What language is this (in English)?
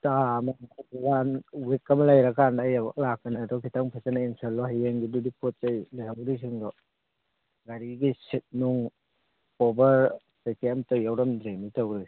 Manipuri